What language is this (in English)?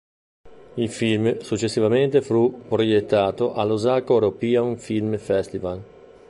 Italian